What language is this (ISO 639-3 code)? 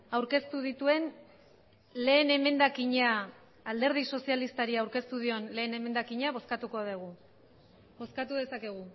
eus